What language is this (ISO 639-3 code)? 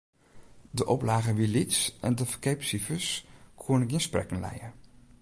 fry